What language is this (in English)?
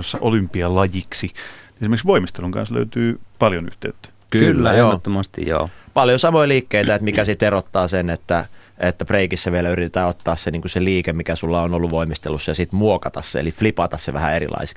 Finnish